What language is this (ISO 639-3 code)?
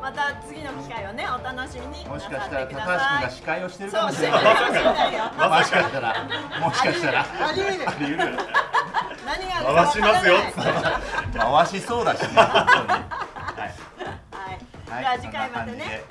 jpn